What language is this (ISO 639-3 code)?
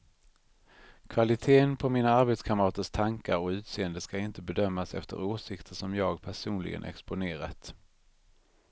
swe